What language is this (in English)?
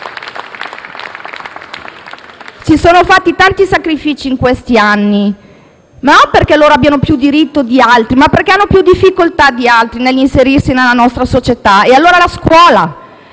Italian